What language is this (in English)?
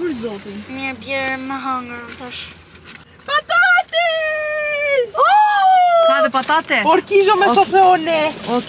Romanian